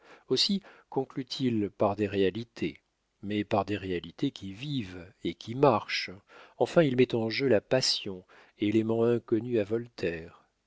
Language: French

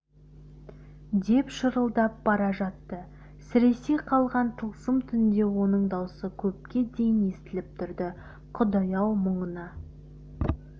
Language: Kazakh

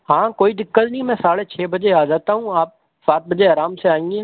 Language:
Urdu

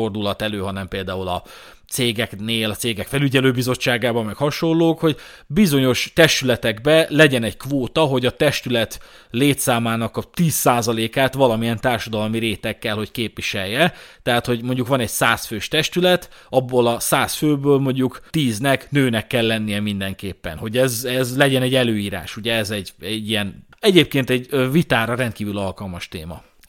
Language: Hungarian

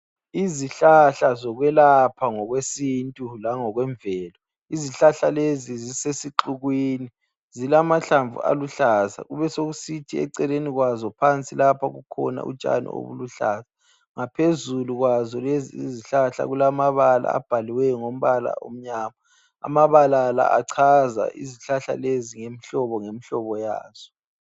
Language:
North Ndebele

